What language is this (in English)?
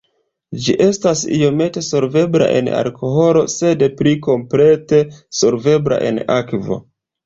Esperanto